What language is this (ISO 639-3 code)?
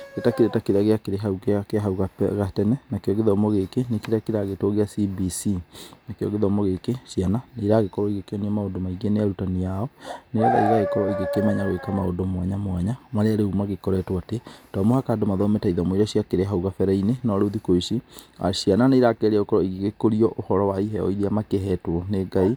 kik